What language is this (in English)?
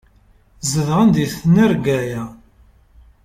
Kabyle